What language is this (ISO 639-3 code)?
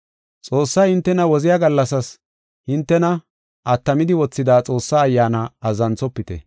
gof